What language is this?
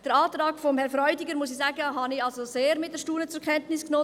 Swiss German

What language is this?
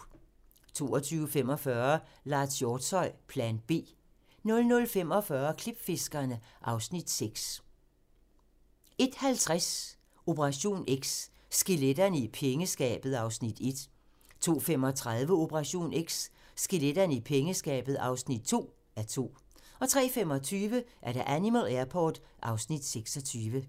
Danish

